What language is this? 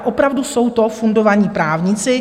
Czech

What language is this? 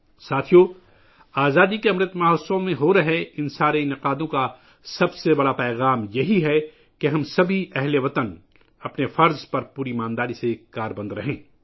Urdu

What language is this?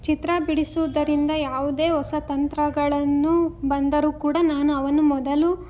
Kannada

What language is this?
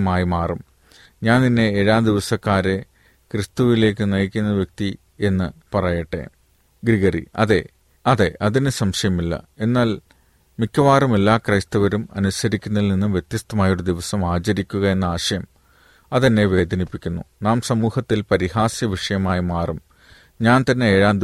Malayalam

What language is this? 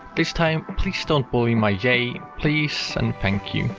English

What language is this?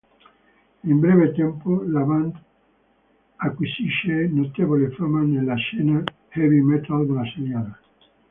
Italian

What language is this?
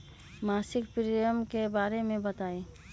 Magahi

